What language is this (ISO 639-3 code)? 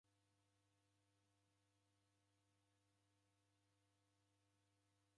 dav